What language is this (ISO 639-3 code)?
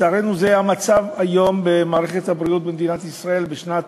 heb